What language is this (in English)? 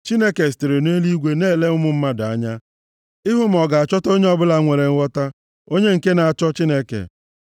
Igbo